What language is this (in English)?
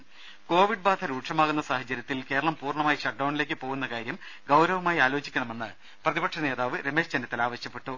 Malayalam